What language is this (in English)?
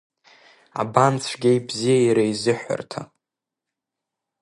Abkhazian